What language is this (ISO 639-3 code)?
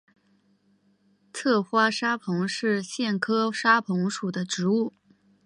zho